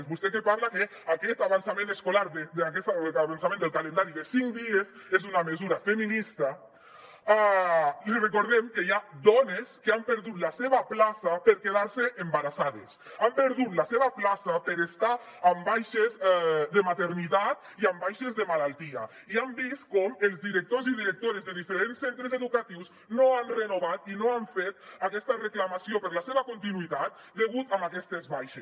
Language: Catalan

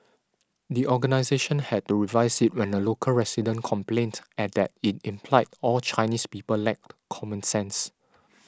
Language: English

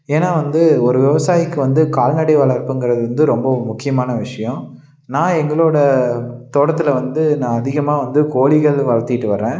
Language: Tamil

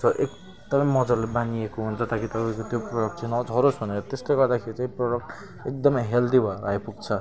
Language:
Nepali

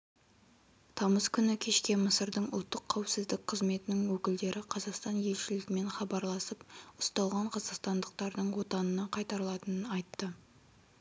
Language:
Kazakh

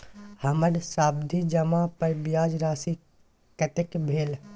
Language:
Maithili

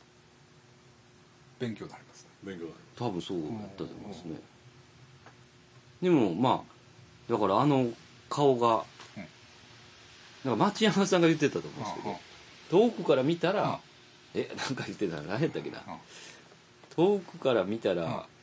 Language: Japanese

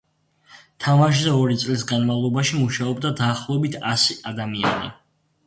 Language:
Georgian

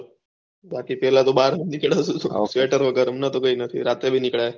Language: Gujarati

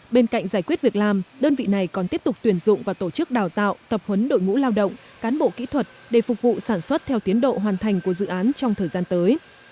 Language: Vietnamese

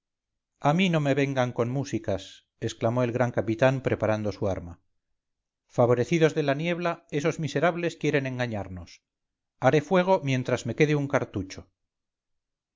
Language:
Spanish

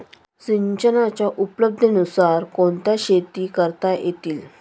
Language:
Marathi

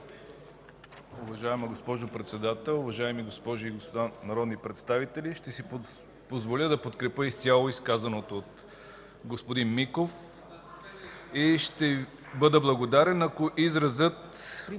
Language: Bulgarian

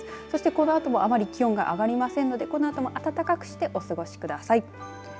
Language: Japanese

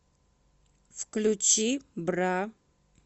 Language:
Russian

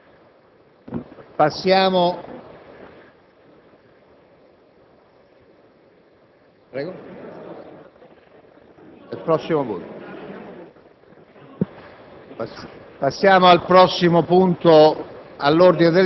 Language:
Italian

